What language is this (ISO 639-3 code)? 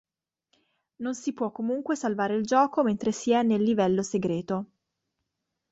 ita